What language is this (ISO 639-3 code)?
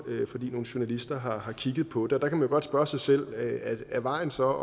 dan